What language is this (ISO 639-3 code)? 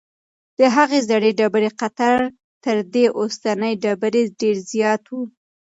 pus